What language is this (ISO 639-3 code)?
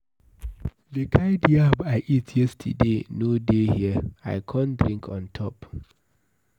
pcm